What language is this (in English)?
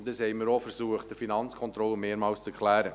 Swiss German